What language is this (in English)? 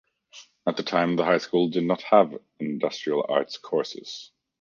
English